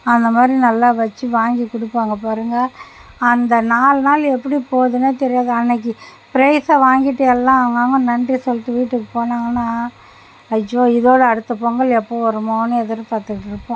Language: Tamil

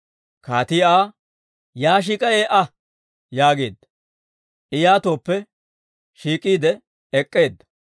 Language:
Dawro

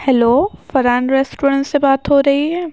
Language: Urdu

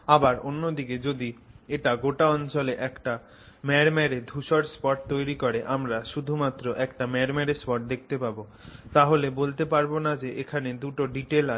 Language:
Bangla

